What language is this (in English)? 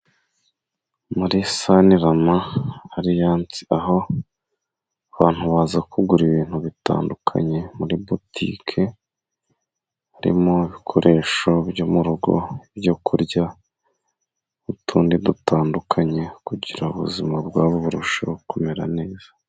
Kinyarwanda